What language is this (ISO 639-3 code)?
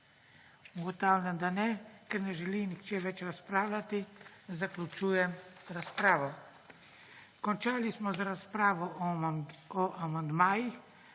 slv